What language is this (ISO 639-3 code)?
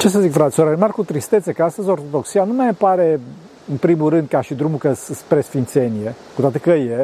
ron